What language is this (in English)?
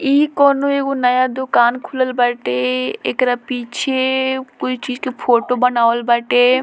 Bhojpuri